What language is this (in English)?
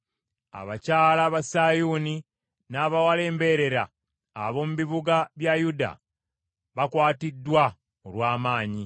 Ganda